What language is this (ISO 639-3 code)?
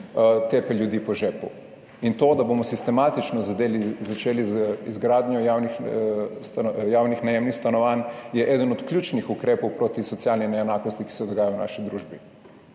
slv